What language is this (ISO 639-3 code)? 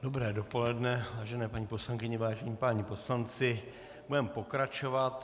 ces